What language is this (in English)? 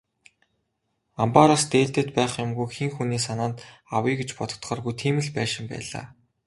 Mongolian